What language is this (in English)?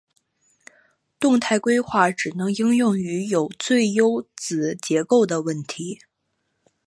Chinese